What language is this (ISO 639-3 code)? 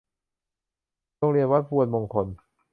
tha